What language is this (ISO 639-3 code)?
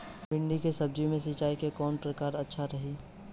bho